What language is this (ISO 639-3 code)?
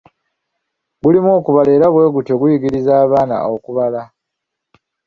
lug